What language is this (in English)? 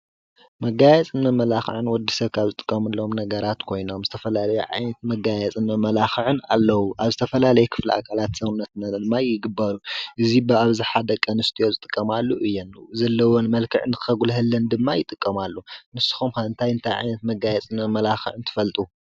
Tigrinya